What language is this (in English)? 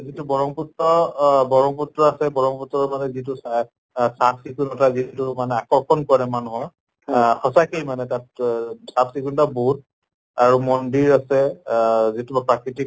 Assamese